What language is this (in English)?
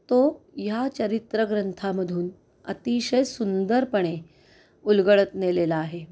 Marathi